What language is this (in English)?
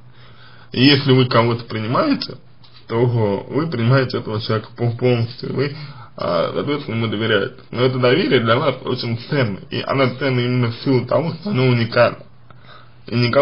Russian